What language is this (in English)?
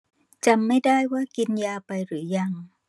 Thai